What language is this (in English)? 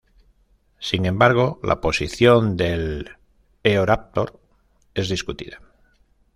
Spanish